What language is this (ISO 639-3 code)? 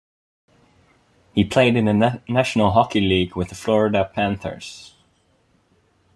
eng